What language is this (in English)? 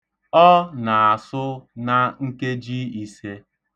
Igbo